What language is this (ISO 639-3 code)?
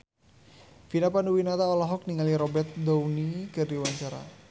sun